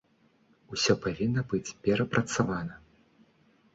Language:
Belarusian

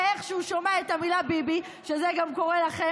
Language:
Hebrew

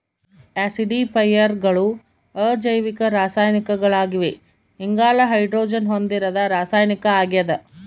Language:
Kannada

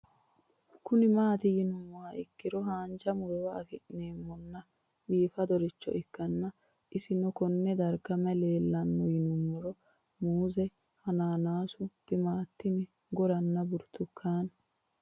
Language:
Sidamo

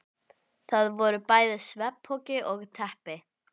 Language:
Icelandic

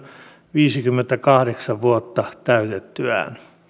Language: Finnish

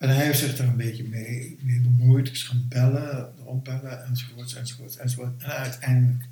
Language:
Dutch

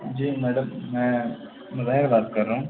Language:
Urdu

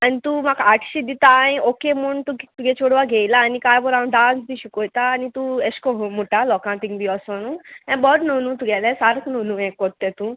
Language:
Konkani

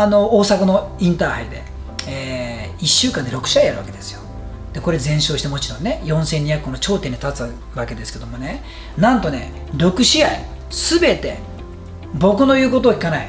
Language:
Japanese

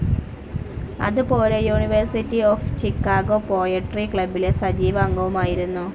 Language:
Malayalam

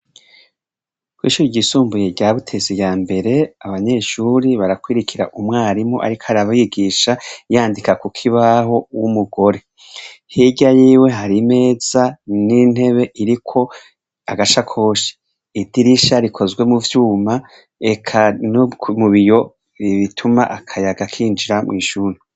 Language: Rundi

